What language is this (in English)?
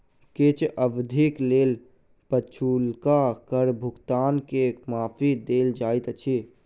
Maithili